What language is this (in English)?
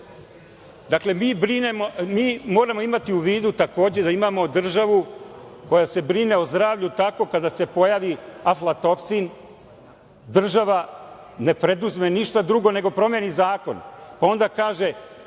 Serbian